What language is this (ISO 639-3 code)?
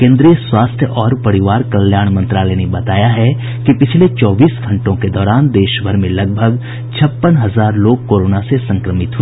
hin